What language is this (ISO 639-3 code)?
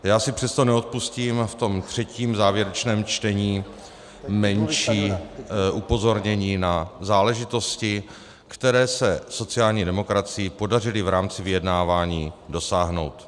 ces